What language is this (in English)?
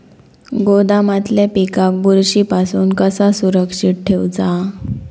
Marathi